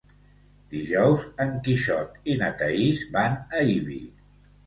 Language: Catalan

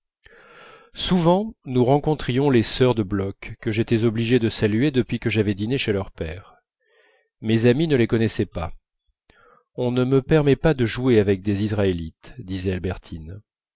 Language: French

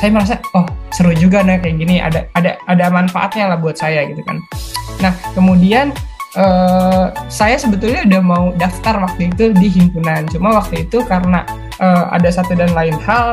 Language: Indonesian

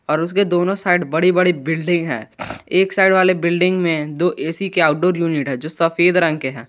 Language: Hindi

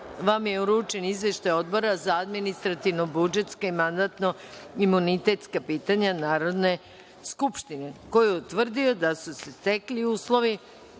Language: Serbian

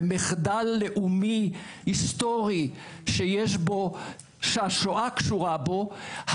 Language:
Hebrew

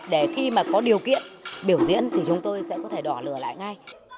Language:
Vietnamese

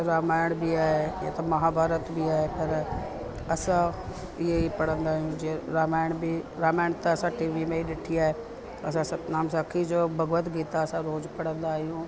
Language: Sindhi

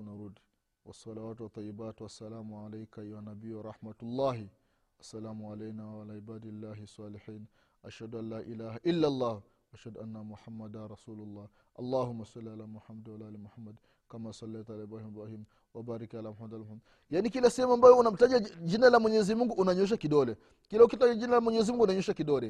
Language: Swahili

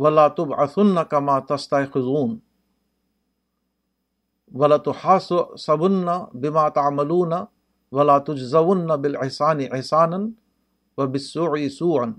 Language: Urdu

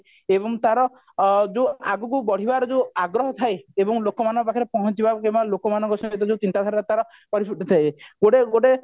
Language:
Odia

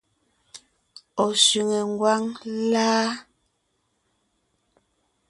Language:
Ngiemboon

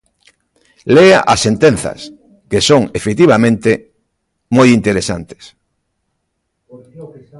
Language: Galician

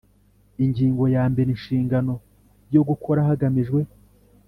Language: Kinyarwanda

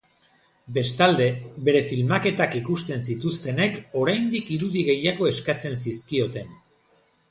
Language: Basque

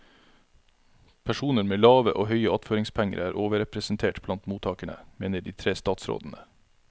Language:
Norwegian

